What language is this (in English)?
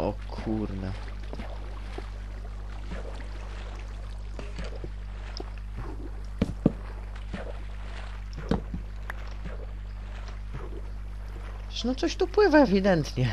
Polish